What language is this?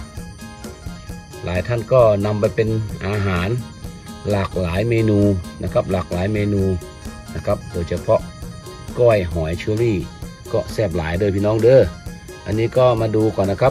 Thai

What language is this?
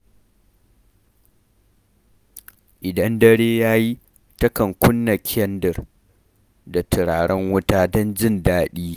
Hausa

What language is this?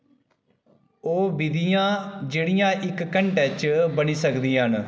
Dogri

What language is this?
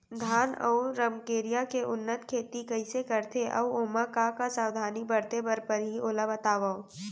Chhattisgarhi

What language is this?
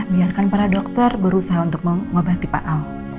Indonesian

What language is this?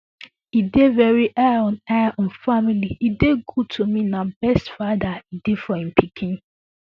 Nigerian Pidgin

